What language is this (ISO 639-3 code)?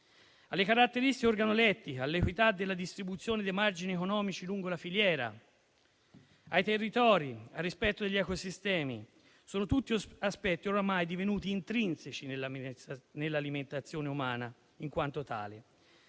ita